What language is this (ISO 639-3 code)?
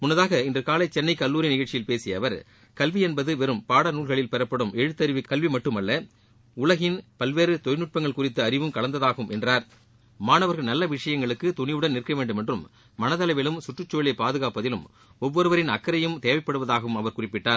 tam